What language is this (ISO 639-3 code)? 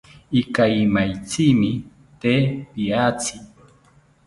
cpy